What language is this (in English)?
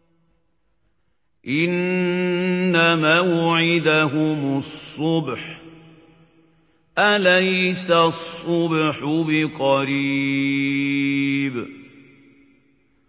Arabic